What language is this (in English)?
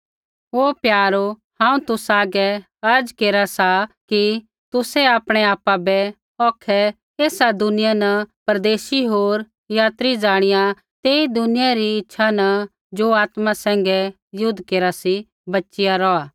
Kullu Pahari